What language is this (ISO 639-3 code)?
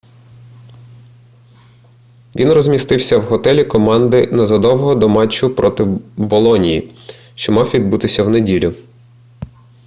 ukr